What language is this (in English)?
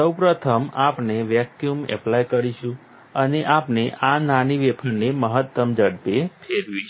Gujarati